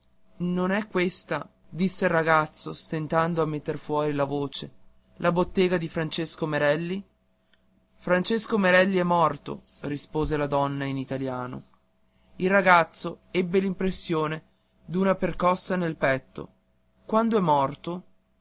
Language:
Italian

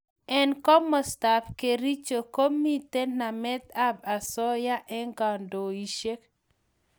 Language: Kalenjin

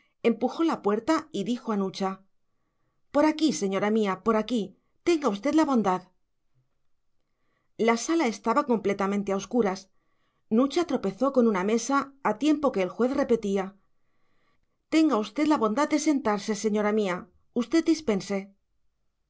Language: Spanish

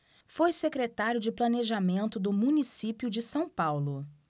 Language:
Portuguese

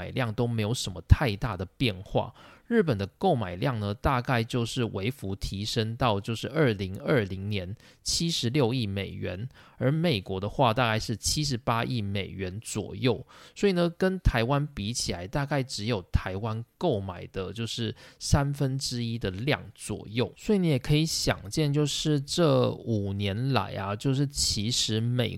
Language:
Chinese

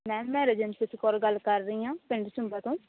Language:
Punjabi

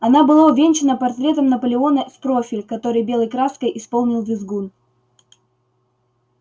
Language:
Russian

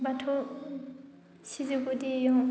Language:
Bodo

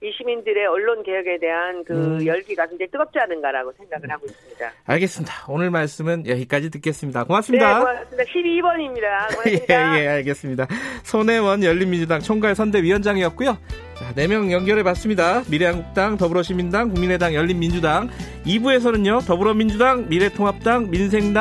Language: Korean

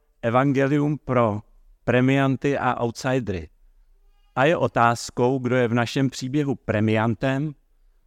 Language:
Czech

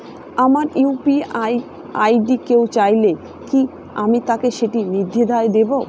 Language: Bangla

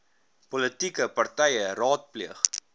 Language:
Afrikaans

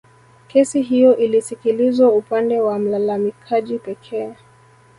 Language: Swahili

